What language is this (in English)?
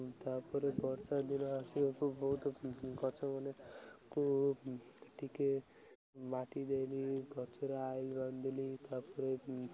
Odia